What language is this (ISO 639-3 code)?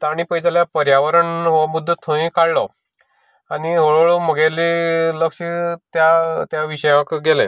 kok